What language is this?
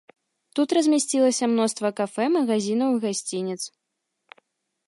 Belarusian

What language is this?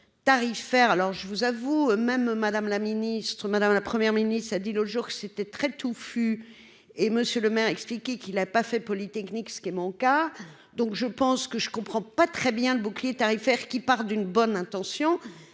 French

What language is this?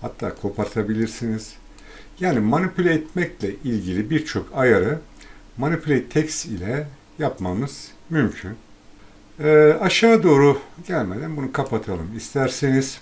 Turkish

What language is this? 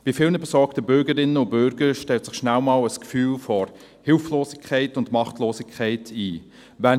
Swiss German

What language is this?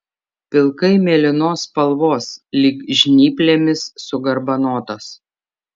Lithuanian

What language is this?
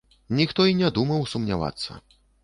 Belarusian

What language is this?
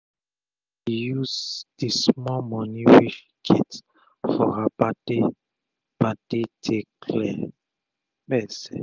Nigerian Pidgin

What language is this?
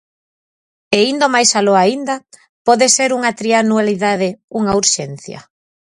Galician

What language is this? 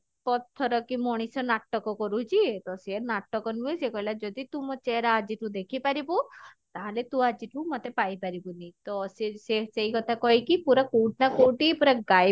Odia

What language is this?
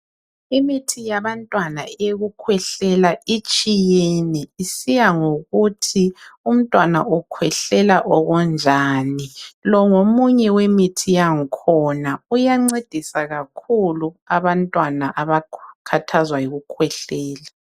North Ndebele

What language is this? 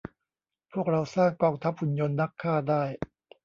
Thai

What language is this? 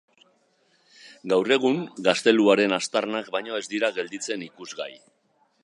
Basque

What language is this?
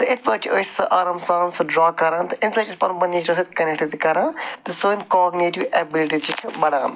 Kashmiri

